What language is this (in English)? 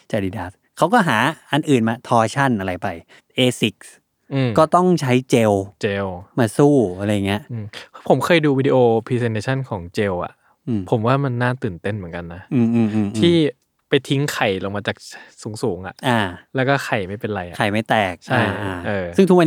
Thai